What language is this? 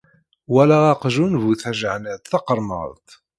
Kabyle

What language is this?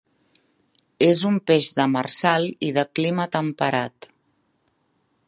Catalan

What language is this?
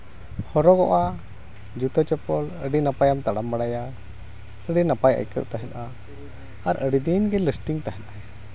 Santali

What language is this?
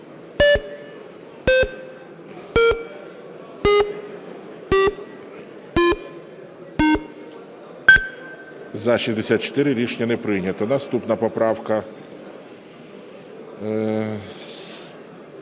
Ukrainian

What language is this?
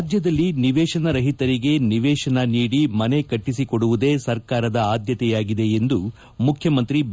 Kannada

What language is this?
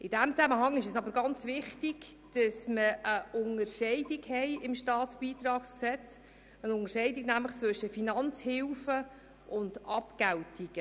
Swiss German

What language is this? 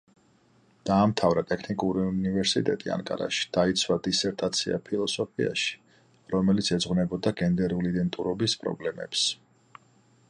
Georgian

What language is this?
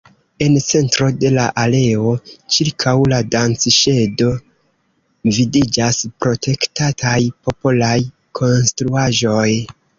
Esperanto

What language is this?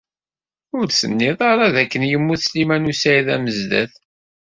Kabyle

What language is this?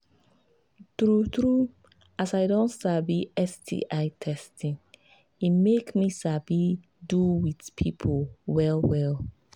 Nigerian Pidgin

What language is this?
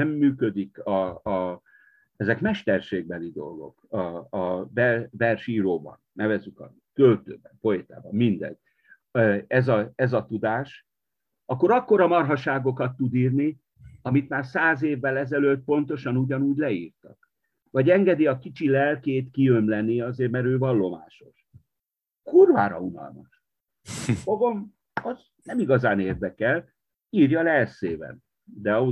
Hungarian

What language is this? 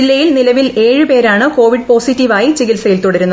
Malayalam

